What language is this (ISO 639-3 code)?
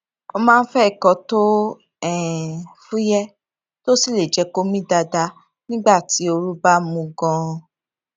yor